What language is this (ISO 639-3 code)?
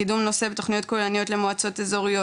heb